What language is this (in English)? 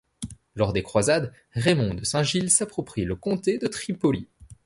French